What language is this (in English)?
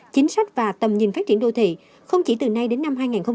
Vietnamese